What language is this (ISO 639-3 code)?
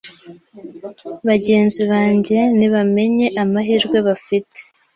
kin